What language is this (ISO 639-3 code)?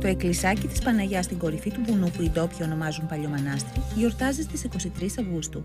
ell